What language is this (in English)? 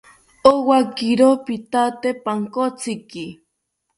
South Ucayali Ashéninka